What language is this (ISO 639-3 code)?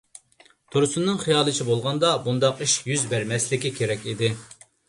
uig